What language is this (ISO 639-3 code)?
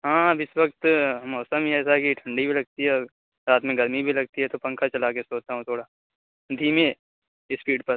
urd